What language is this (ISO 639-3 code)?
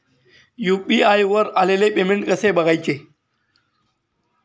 mar